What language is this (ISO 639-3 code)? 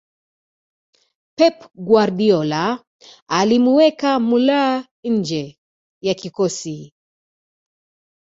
swa